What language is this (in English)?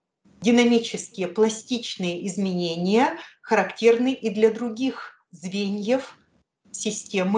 Russian